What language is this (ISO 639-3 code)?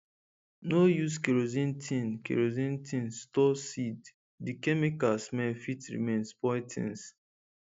pcm